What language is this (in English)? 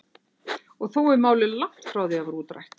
Icelandic